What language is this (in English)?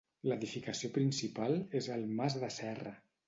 Catalan